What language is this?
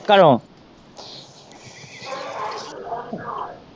Punjabi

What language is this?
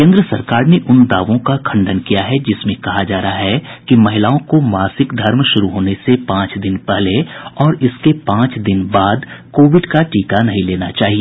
Hindi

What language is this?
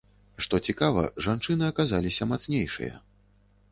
Belarusian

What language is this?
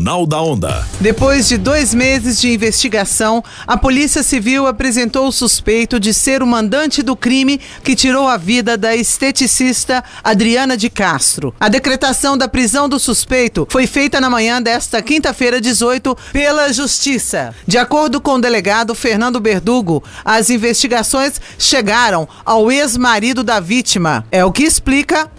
Portuguese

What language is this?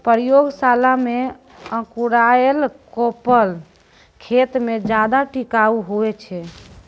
Maithili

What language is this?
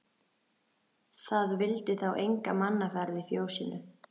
Icelandic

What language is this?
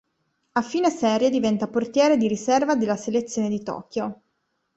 Italian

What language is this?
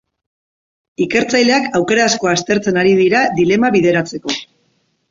Basque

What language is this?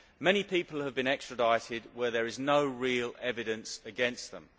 English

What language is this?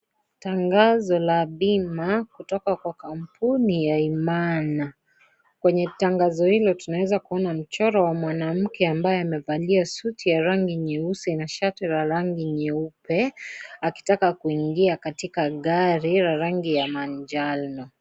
Swahili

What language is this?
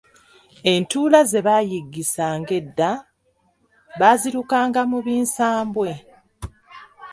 Ganda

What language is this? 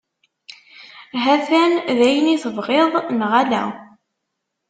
Kabyle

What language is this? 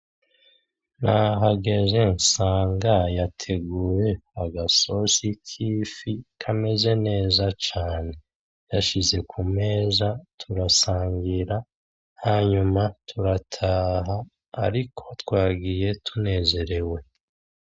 Rundi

